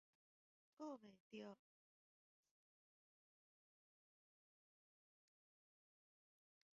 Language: Min Nan Chinese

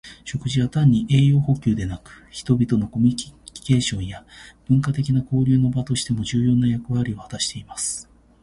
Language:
Japanese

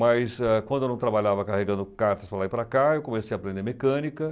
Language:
Portuguese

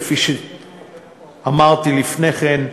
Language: Hebrew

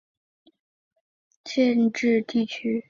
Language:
Chinese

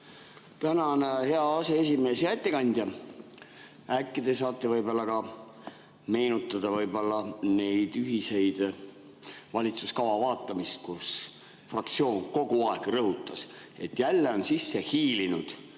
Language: Estonian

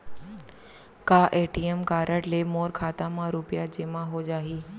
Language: Chhattisgarhi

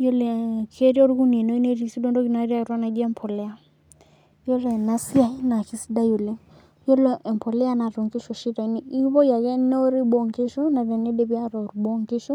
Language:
Masai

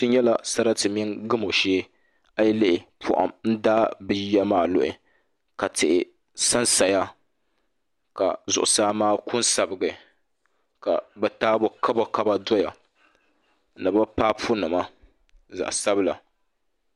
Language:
Dagbani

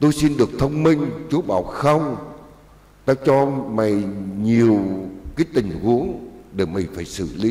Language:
Vietnamese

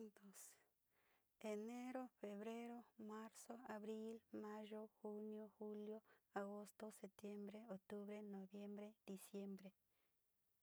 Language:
Sinicahua Mixtec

